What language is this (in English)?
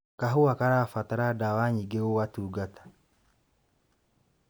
Kikuyu